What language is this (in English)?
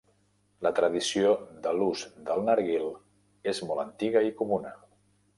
Catalan